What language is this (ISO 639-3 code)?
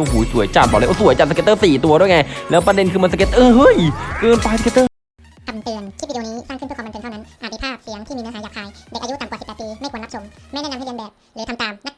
tha